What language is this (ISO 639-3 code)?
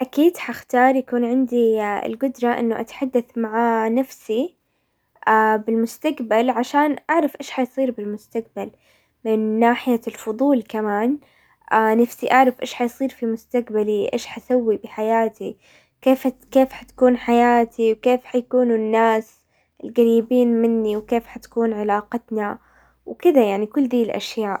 acw